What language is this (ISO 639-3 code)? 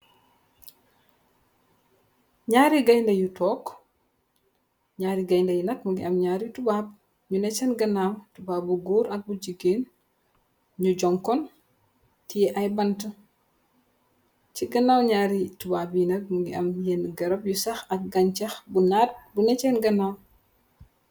wol